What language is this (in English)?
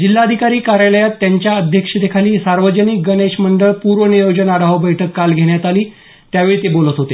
Marathi